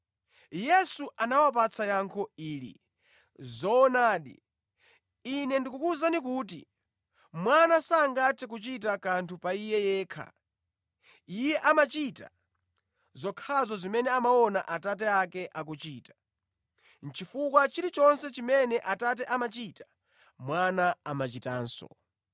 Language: Nyanja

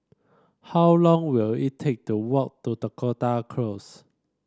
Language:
English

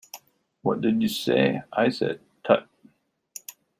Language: English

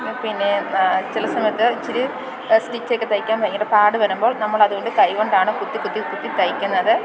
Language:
Malayalam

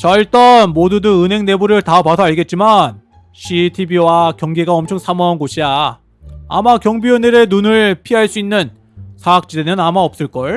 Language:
Korean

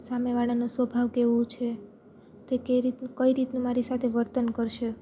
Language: Gujarati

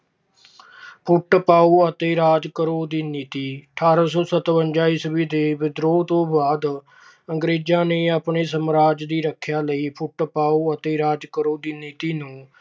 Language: Punjabi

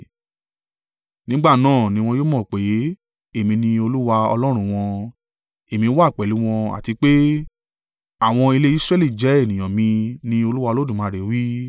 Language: Yoruba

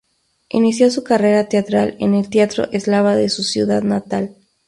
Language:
Spanish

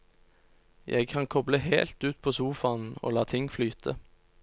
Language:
Norwegian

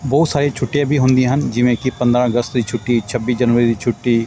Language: Punjabi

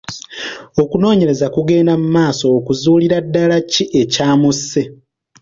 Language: Ganda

